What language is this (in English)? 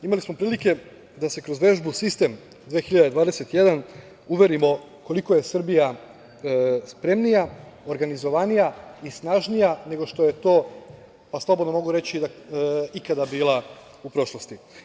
Serbian